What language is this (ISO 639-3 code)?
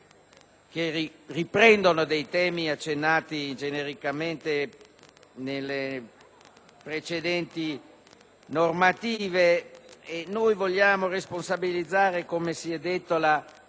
ita